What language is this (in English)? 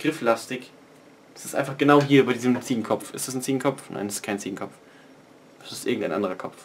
German